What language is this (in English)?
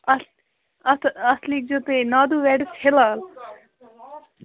Kashmiri